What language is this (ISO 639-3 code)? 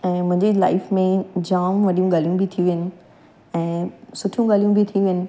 snd